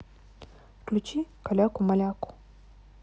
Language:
Russian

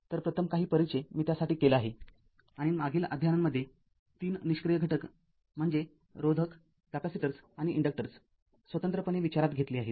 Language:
Marathi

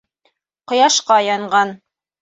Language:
Bashkir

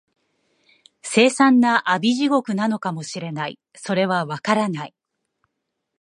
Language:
Japanese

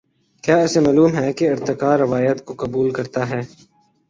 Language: Urdu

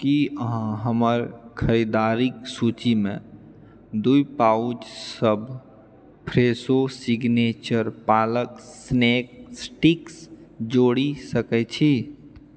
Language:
Maithili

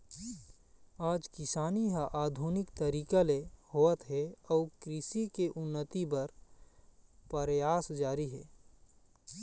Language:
Chhattisgarhi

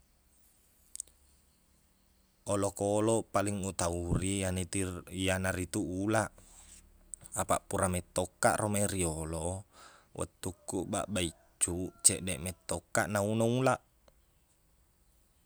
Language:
Buginese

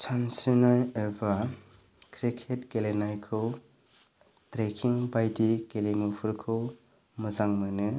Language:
Bodo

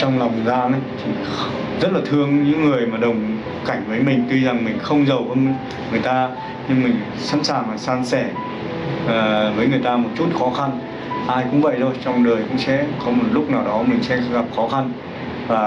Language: Vietnamese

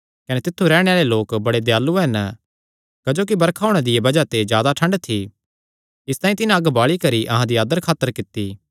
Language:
Kangri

